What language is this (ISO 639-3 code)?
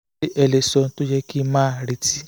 yor